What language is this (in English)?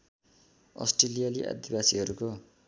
Nepali